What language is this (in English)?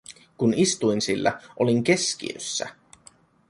Finnish